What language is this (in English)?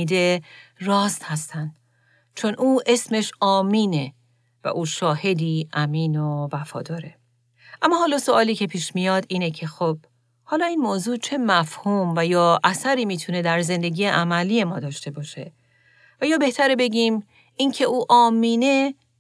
Persian